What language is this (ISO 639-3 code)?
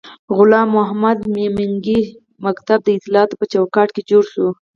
pus